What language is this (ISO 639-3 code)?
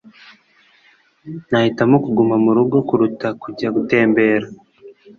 kin